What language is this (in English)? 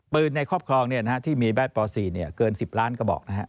Thai